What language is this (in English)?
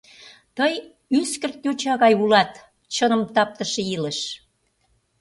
Mari